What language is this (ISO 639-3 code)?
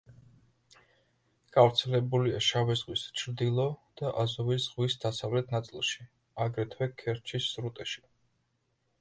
kat